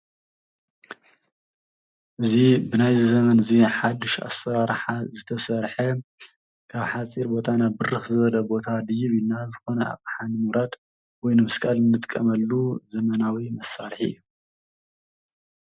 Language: Tigrinya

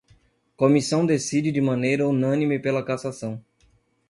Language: Portuguese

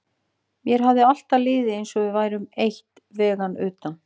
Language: Icelandic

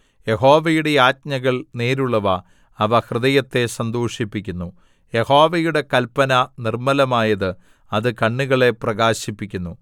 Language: Malayalam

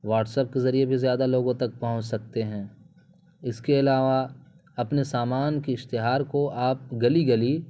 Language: Urdu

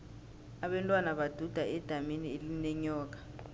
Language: South Ndebele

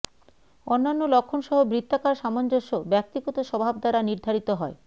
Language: Bangla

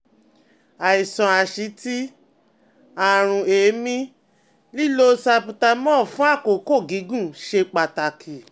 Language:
Yoruba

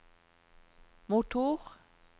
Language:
Norwegian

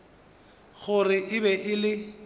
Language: Northern Sotho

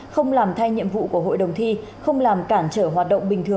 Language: Vietnamese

